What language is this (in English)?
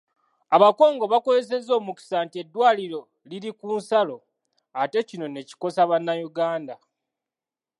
Ganda